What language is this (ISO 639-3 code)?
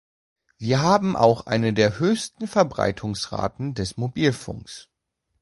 deu